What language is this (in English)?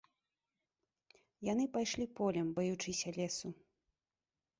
Belarusian